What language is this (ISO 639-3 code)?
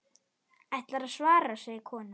isl